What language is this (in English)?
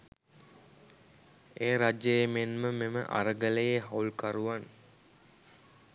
Sinhala